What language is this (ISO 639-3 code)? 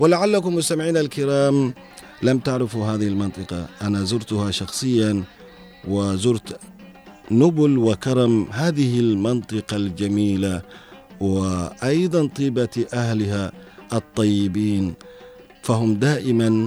ara